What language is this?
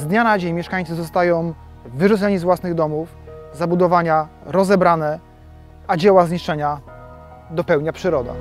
Polish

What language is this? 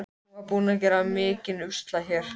Icelandic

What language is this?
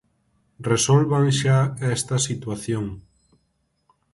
Galician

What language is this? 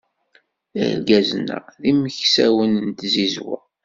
Kabyle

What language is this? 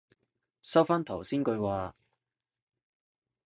Cantonese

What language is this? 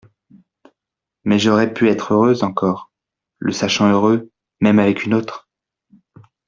French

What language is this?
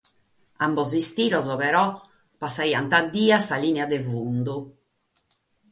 Sardinian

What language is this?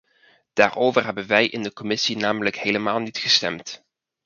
Dutch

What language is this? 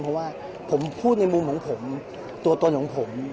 Thai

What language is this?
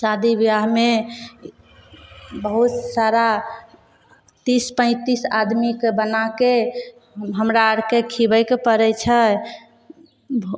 Maithili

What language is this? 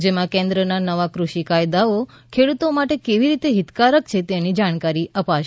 Gujarati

